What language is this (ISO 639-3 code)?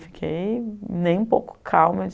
por